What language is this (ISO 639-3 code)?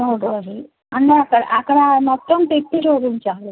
tel